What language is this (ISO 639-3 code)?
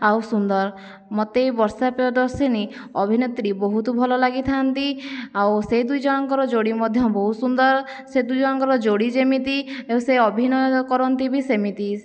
ori